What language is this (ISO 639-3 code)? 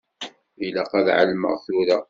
kab